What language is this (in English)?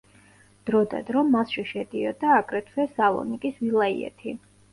Georgian